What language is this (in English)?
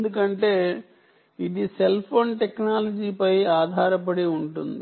Telugu